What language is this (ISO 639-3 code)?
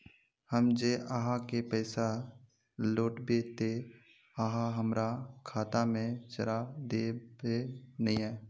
mag